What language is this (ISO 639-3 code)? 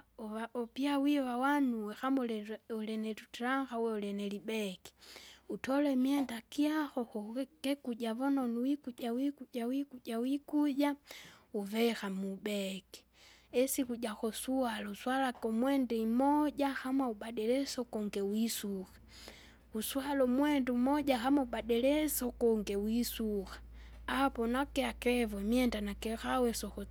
zga